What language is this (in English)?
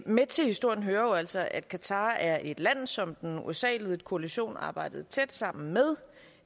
Danish